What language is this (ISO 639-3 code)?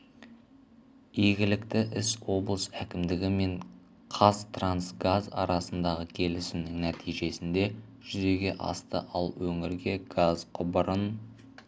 kaz